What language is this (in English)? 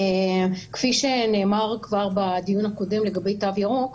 Hebrew